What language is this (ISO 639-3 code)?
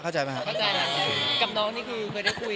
tha